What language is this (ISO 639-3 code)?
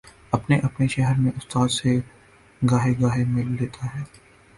urd